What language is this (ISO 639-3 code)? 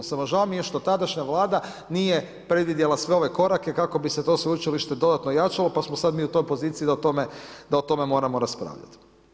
hrv